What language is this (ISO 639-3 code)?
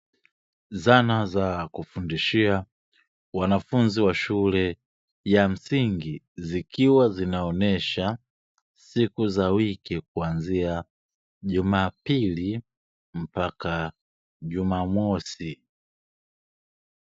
swa